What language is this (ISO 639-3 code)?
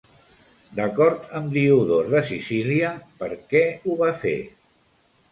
cat